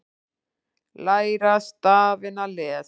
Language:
Icelandic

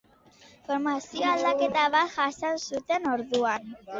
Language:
Basque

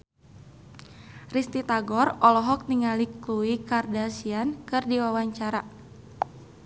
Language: Sundanese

